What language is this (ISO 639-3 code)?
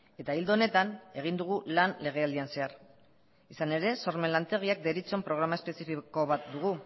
eus